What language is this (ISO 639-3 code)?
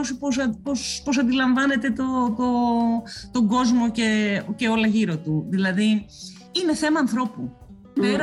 ell